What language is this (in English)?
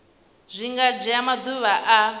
Venda